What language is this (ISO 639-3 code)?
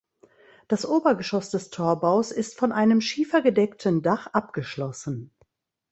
deu